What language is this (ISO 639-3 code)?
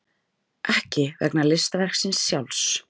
isl